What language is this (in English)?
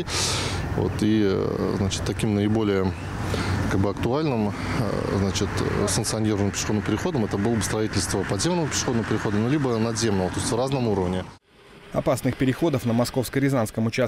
Russian